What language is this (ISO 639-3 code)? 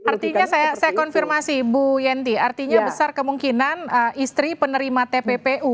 ind